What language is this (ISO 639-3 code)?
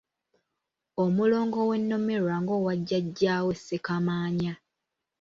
lug